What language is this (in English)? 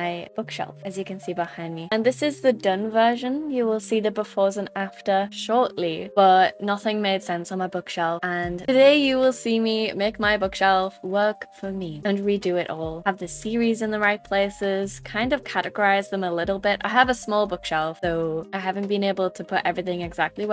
English